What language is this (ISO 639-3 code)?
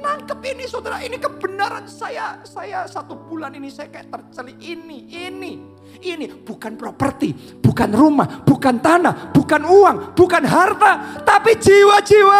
ind